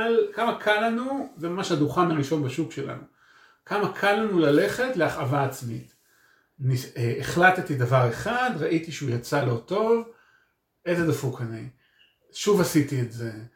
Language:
Hebrew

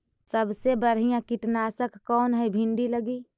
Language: Magahi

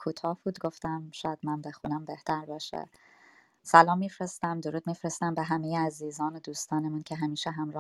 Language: Persian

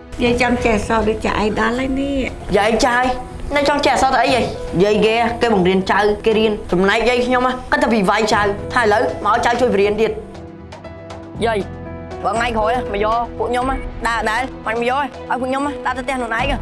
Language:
Vietnamese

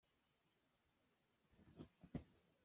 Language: Hakha Chin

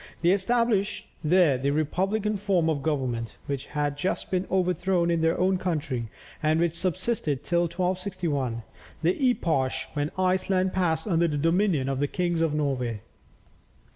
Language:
English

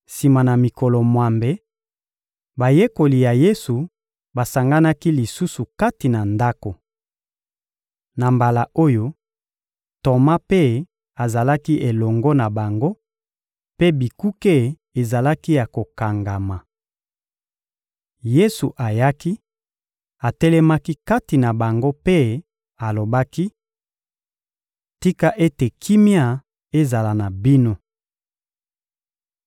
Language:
Lingala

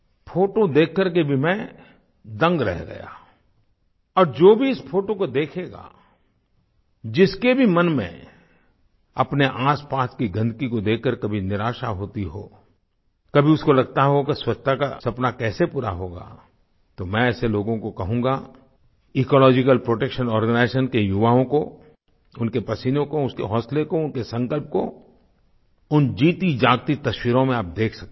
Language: Hindi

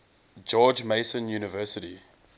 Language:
English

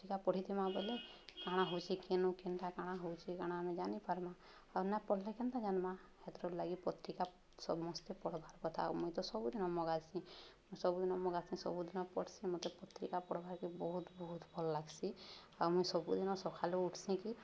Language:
Odia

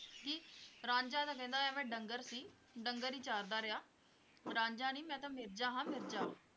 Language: Punjabi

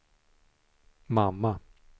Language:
Swedish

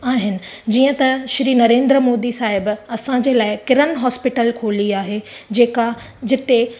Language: Sindhi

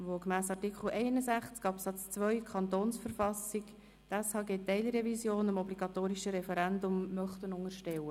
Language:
Swiss German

